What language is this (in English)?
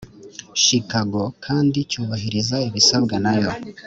Kinyarwanda